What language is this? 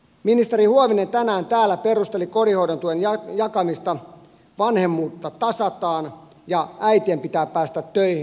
Finnish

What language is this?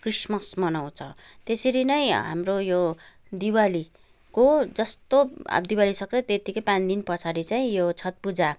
Nepali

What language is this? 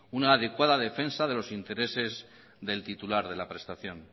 Spanish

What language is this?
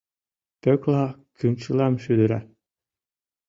Mari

